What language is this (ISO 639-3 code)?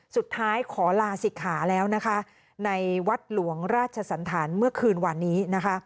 tha